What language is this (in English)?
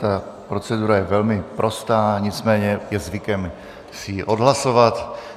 Czech